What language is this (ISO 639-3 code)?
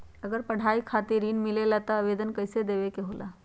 mag